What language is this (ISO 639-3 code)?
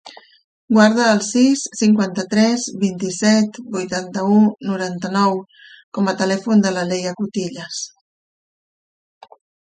cat